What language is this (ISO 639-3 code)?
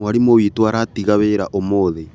kik